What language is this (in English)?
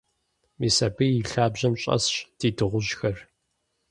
Kabardian